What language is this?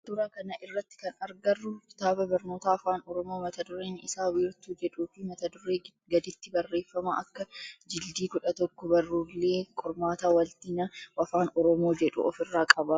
Oromo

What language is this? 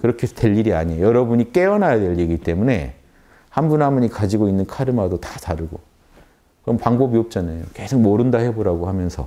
Korean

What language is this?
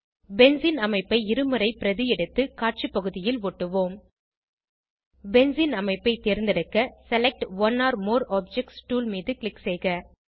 Tamil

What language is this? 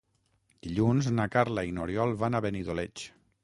Catalan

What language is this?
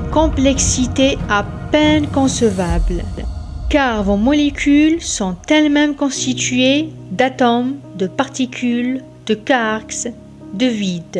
French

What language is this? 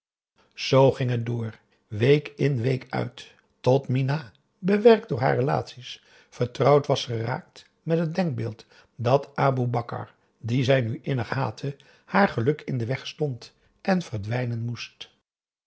Dutch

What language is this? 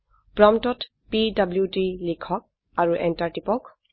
Assamese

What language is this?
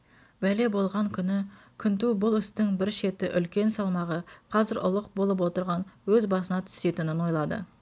Kazakh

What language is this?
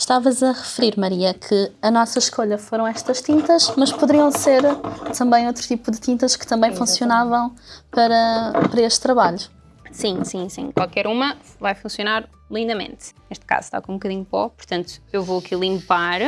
Portuguese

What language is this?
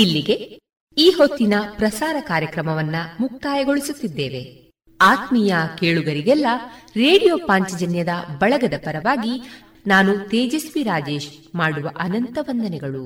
Kannada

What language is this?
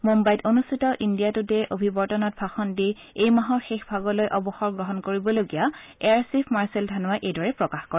Assamese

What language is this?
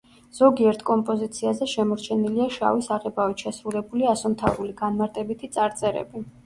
Georgian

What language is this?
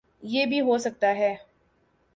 Urdu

